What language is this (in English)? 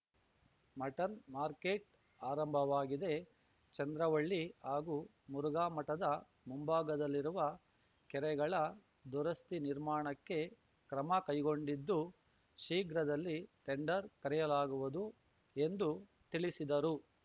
Kannada